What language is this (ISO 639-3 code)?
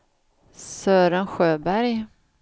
swe